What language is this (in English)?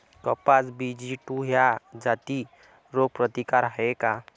Marathi